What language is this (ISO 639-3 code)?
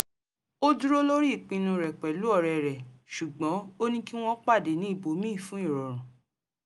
yor